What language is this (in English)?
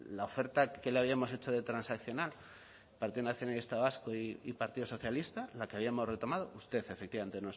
Spanish